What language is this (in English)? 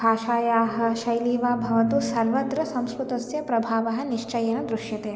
Sanskrit